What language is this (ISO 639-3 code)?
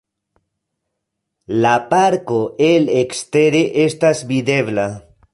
epo